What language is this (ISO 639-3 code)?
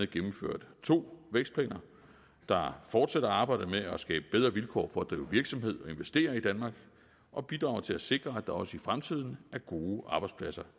dan